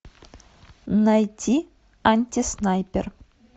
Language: Russian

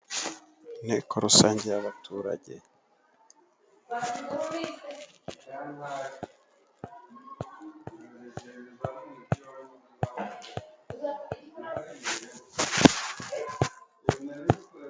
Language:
Kinyarwanda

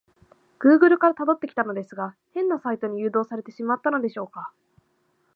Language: Japanese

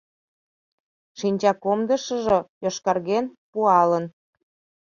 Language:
Mari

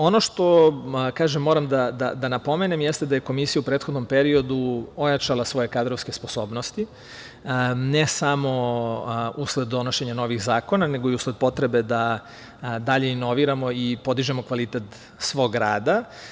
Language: Serbian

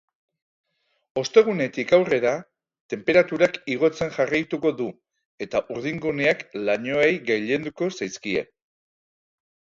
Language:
Basque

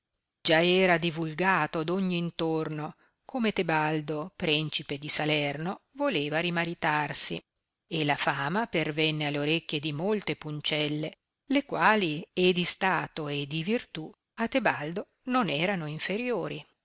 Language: Italian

